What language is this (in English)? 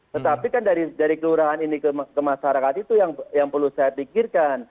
Indonesian